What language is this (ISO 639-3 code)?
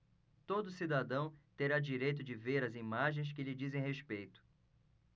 por